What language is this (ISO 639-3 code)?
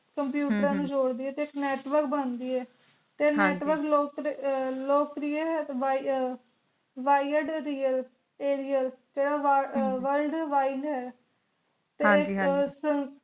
pan